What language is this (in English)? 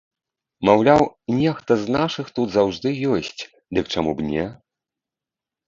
Belarusian